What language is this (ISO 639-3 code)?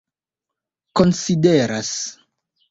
epo